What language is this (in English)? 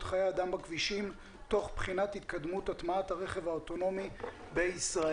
Hebrew